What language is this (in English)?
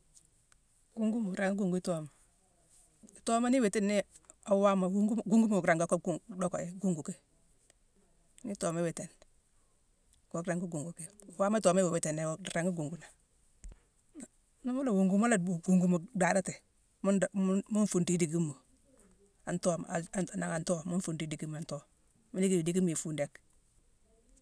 Mansoanka